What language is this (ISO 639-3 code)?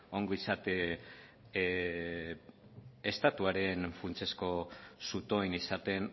eus